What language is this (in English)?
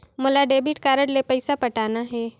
Chhattisgarhi